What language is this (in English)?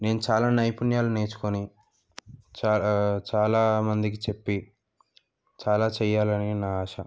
Telugu